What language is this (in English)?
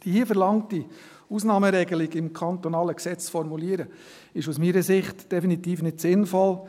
Swiss German